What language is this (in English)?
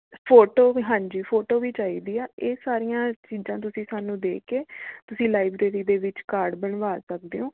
Punjabi